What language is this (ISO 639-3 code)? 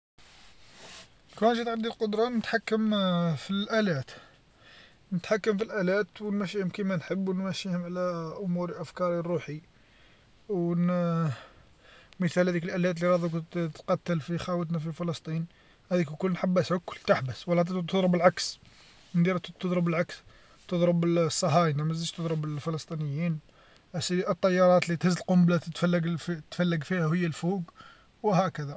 arq